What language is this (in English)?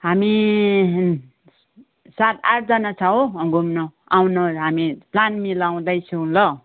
Nepali